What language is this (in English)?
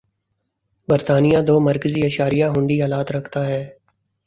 Urdu